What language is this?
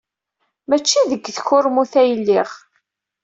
Kabyle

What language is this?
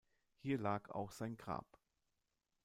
German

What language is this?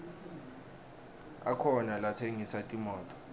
Swati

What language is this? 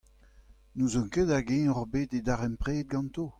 Breton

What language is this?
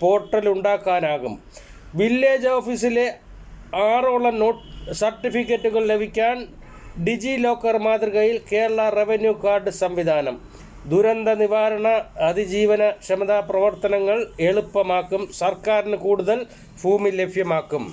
Malayalam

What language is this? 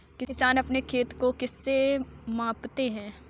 Hindi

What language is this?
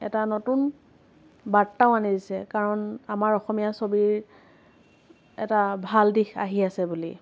Assamese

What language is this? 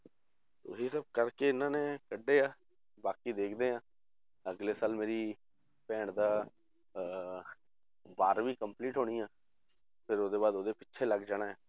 Punjabi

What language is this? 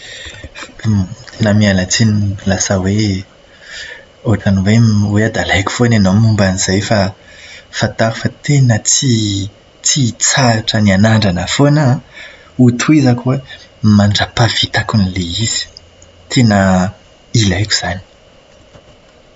Malagasy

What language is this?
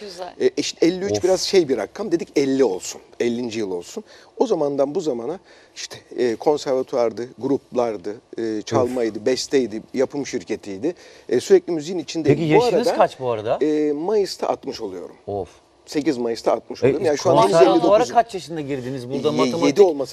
Turkish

